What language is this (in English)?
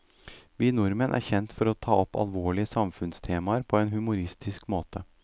Norwegian